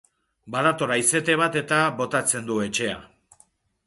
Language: Basque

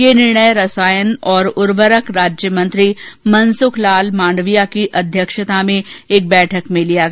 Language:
Hindi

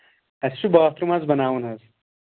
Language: Kashmiri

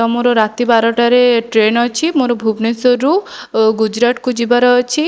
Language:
Odia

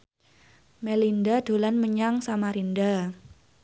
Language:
Javanese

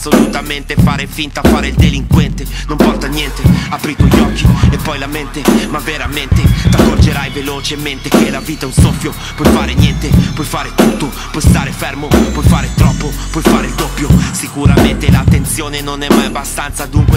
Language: Italian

